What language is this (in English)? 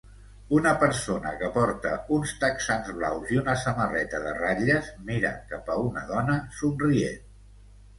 Catalan